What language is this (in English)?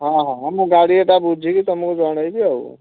Odia